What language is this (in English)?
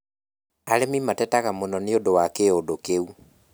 Kikuyu